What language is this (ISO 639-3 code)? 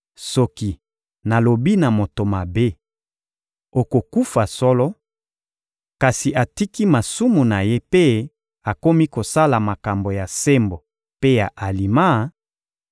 lin